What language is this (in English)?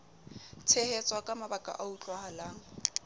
Southern Sotho